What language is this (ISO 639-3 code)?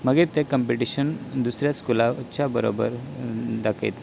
kok